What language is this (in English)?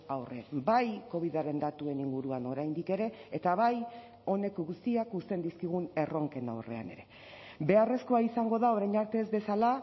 Basque